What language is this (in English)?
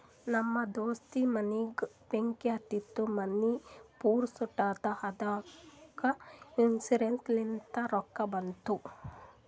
Kannada